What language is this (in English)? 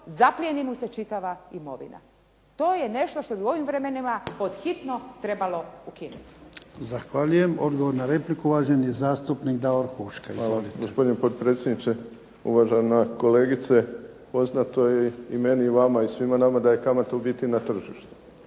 Croatian